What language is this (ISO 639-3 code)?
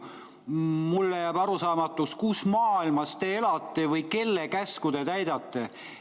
est